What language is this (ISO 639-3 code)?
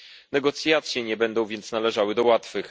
pol